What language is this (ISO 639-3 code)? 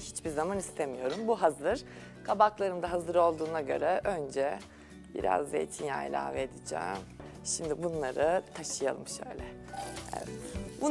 tur